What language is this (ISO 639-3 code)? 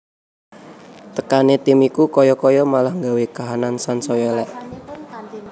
jav